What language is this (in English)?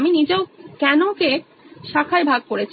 Bangla